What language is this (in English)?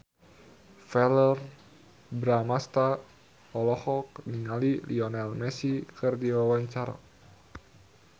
Sundanese